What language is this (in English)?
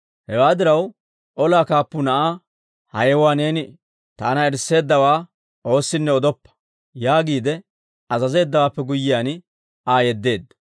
Dawro